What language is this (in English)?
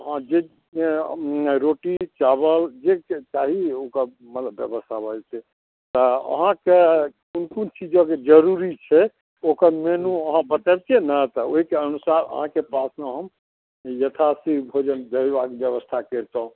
Maithili